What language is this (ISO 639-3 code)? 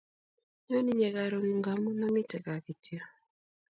kln